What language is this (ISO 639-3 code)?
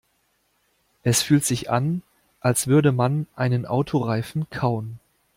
deu